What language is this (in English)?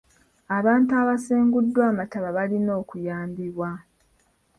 Ganda